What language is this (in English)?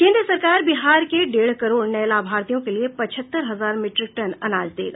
Hindi